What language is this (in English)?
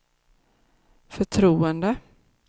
Swedish